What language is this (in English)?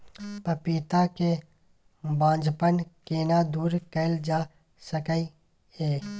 Maithili